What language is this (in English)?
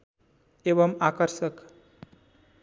Nepali